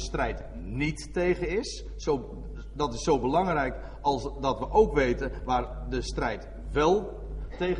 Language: Dutch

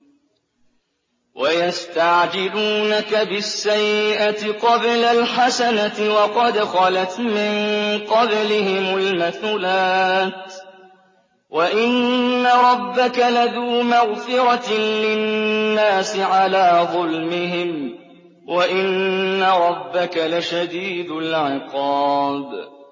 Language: Arabic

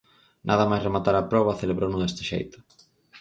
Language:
Galician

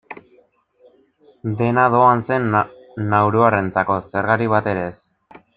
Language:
Basque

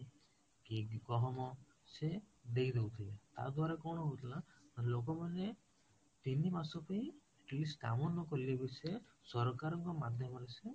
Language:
Odia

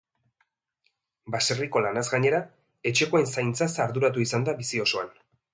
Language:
Basque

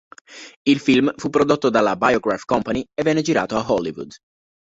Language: Italian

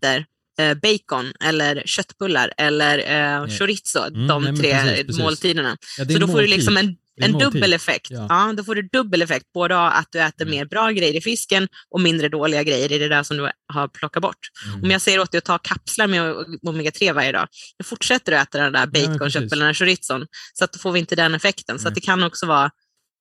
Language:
Swedish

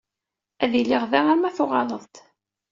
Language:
Kabyle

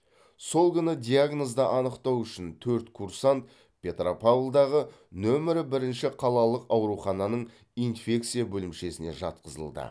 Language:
Kazakh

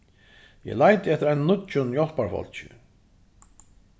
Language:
Faroese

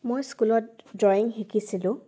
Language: Assamese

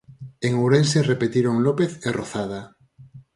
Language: Galician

